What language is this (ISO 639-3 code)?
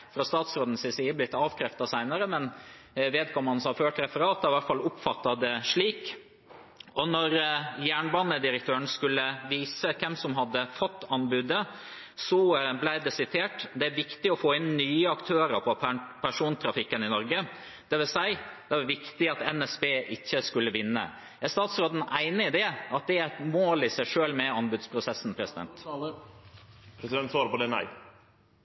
nor